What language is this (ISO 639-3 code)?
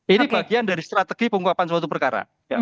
ind